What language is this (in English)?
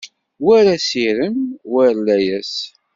Kabyle